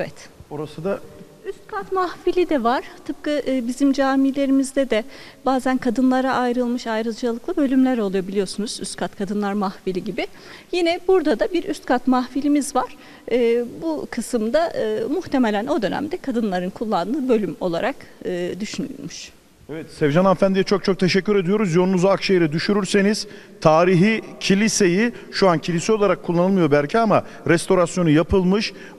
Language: Turkish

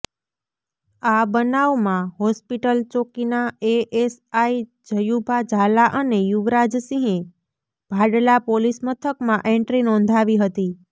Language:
Gujarati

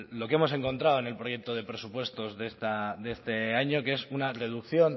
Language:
Spanish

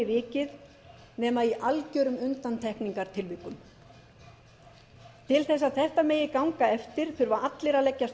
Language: Icelandic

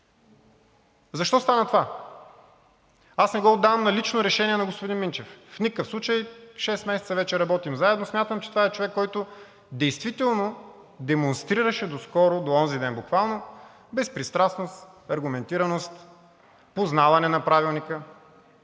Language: Bulgarian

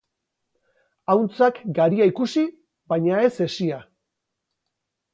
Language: Basque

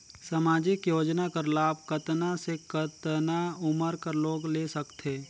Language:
Chhattisgarhi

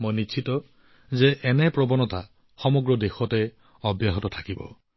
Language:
Assamese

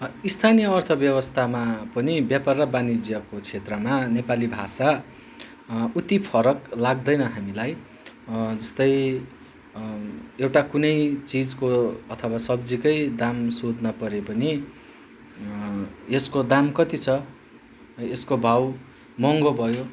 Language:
Nepali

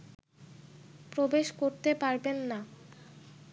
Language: Bangla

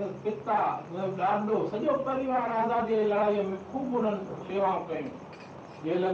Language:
Hindi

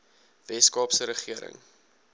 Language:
Afrikaans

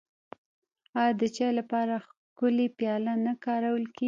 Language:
Pashto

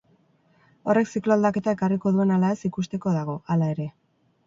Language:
Basque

